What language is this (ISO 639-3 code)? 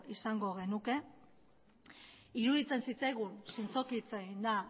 eus